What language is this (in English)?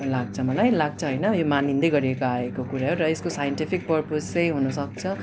Nepali